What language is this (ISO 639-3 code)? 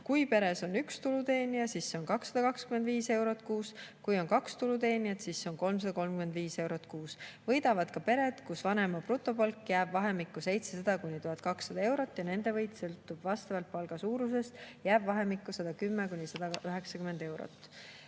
est